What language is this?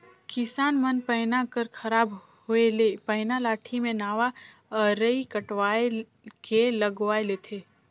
Chhattisgarhi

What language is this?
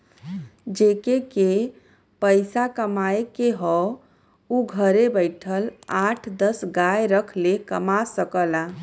Bhojpuri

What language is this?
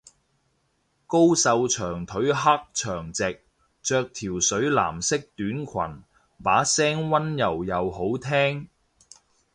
Cantonese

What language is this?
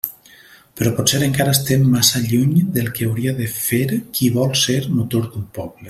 Catalan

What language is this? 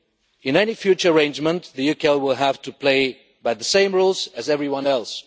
English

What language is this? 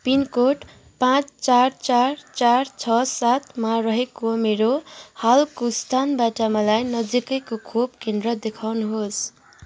Nepali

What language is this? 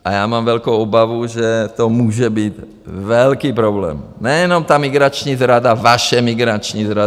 Czech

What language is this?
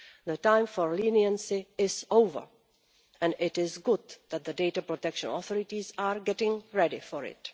English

